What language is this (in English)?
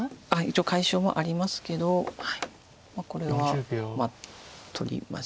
Japanese